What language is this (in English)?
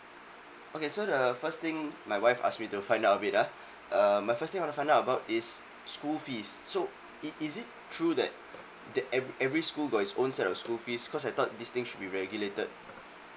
English